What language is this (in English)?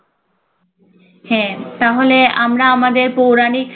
Bangla